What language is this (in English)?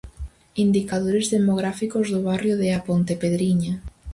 Galician